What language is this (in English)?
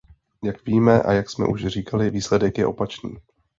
Czech